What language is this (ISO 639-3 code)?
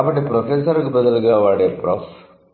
tel